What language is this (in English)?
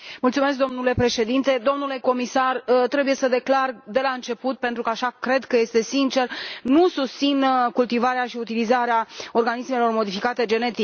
Romanian